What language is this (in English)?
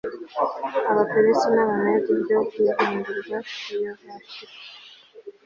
Kinyarwanda